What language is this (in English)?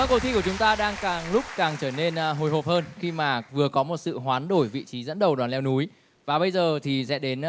Vietnamese